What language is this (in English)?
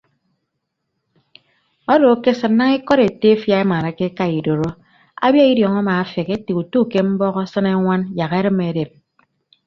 Ibibio